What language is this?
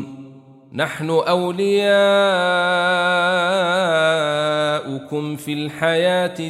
Arabic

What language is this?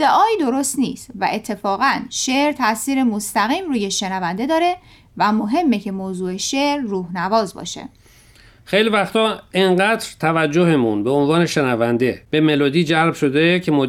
Persian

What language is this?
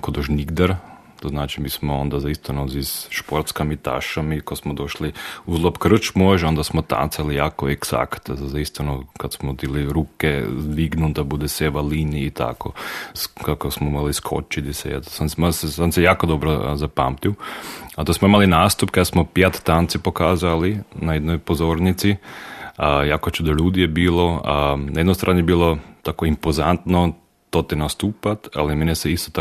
Croatian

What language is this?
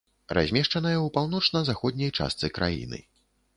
Belarusian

